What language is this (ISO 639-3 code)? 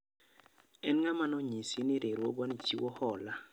luo